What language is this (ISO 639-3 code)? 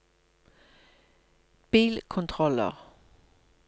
nor